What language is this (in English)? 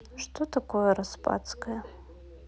Russian